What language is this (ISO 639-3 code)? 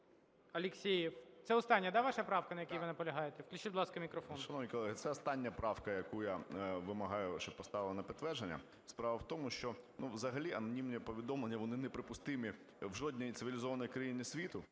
ukr